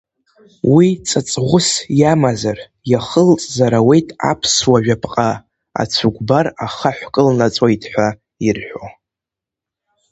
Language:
Abkhazian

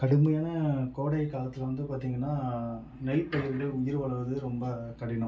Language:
Tamil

